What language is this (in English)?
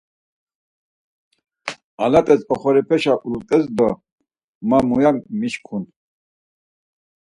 Laz